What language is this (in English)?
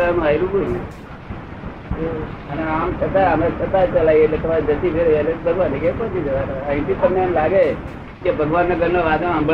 Gujarati